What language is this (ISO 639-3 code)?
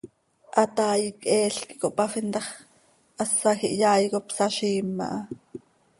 sei